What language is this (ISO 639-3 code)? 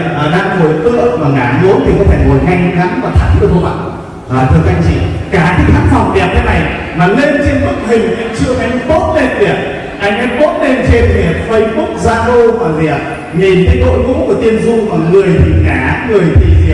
vie